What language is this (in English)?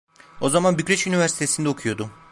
Turkish